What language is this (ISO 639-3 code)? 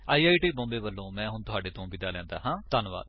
pan